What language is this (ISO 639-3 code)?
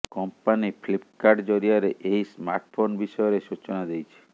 ori